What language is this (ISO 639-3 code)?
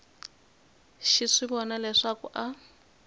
tso